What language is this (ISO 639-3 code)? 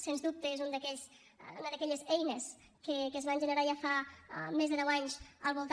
cat